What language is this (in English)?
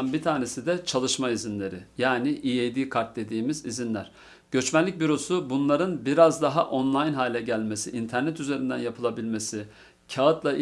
Turkish